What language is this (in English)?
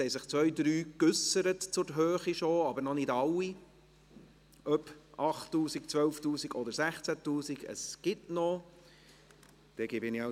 Swiss German